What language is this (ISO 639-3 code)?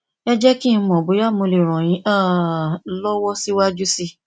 yor